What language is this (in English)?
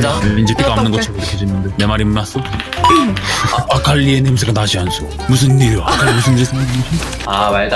Korean